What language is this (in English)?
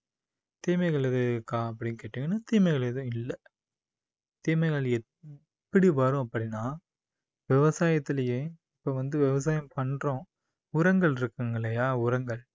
Tamil